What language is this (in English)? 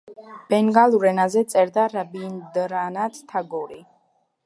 Georgian